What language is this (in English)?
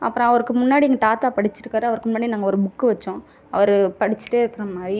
Tamil